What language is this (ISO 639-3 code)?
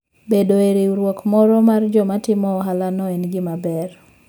luo